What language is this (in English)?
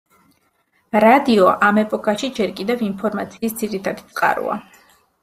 Georgian